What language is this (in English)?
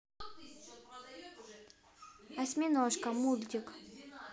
Russian